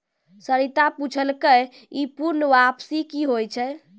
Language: Maithili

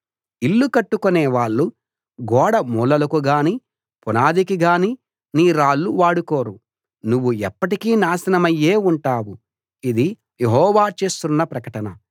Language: Telugu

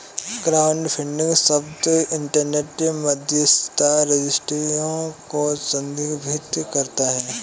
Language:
Hindi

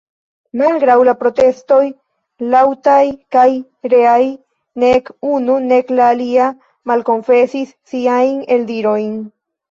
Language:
Esperanto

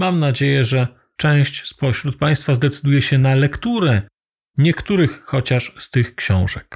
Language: Polish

